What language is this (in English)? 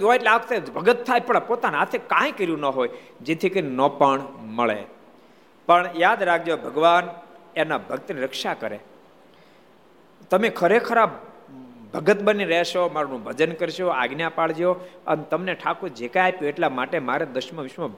Gujarati